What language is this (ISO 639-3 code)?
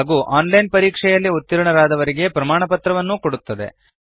kan